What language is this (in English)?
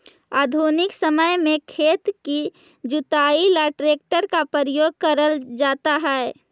Magahi